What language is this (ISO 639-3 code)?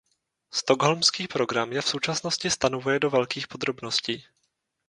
ces